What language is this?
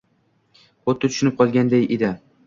Uzbek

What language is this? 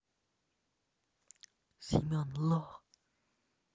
Russian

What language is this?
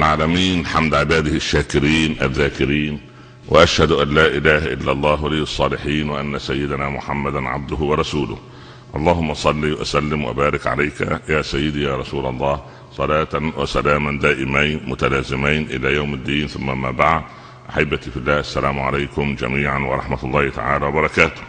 Arabic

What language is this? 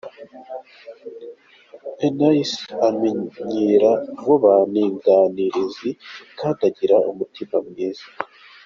Kinyarwanda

